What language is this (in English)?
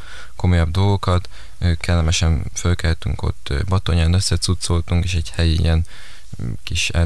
Hungarian